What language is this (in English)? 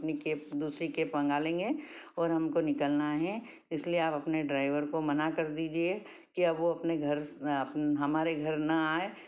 Hindi